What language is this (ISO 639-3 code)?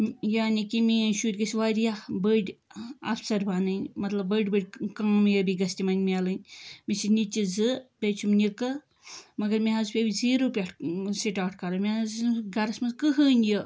kas